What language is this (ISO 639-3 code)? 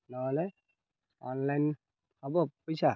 ori